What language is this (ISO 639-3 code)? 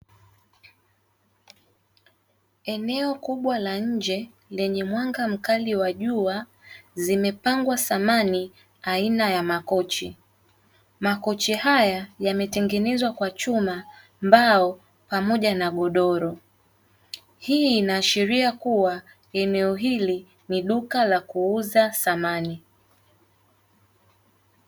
swa